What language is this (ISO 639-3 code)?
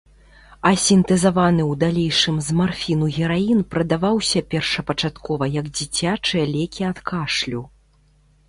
bel